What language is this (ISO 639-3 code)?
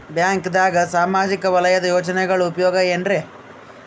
kan